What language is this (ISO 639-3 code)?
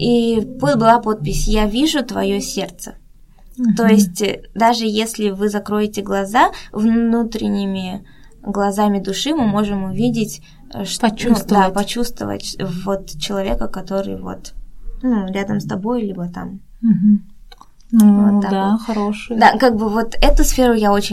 rus